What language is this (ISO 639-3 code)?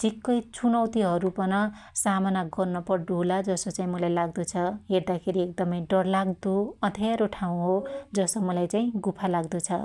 dty